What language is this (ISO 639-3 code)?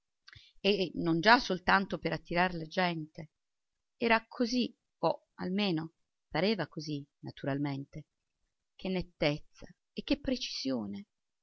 ita